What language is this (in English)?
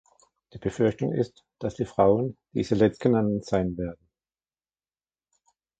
German